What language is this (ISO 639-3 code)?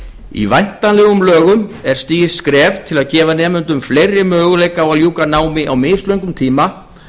isl